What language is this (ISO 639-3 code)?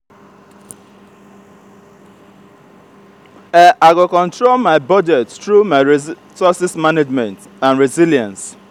pcm